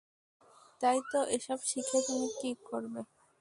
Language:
Bangla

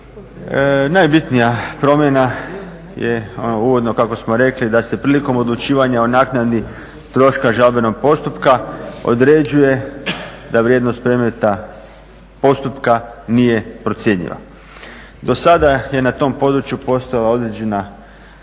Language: Croatian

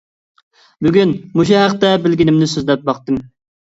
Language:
Uyghur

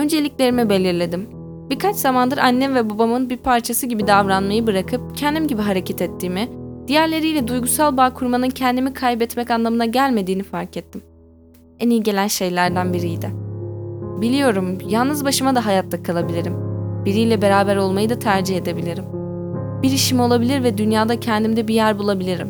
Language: Turkish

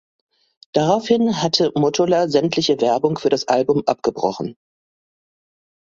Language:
German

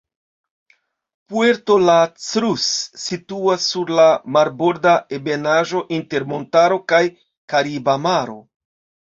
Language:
Esperanto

